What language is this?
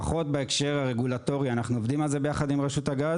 Hebrew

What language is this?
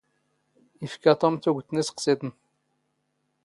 Standard Moroccan Tamazight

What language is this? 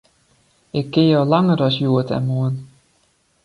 Western Frisian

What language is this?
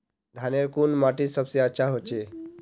Magahi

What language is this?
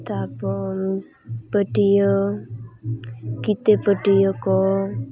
Santali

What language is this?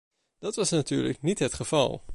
Dutch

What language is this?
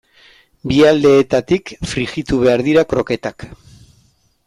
Basque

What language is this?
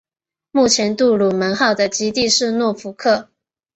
Chinese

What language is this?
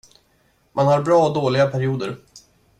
Swedish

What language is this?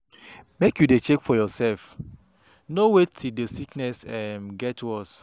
Nigerian Pidgin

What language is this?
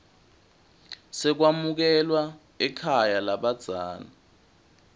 Swati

